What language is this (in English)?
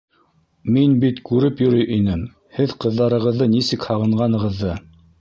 Bashkir